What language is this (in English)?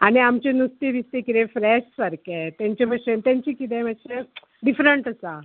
Konkani